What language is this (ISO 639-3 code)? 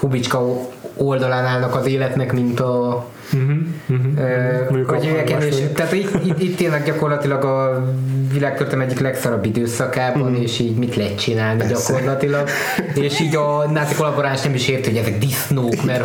hun